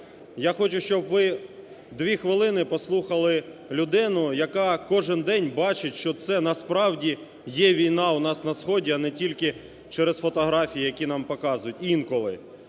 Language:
Ukrainian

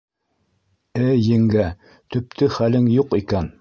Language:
Bashkir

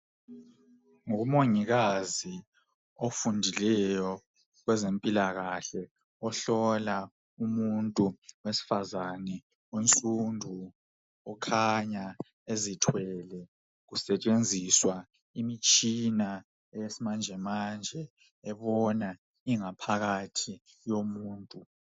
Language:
North Ndebele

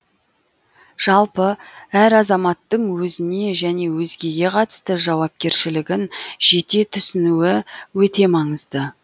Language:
Kazakh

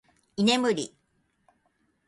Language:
Japanese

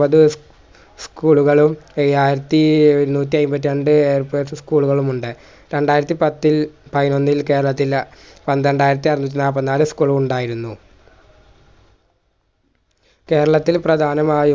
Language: Malayalam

